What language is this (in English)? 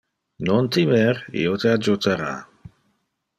Interlingua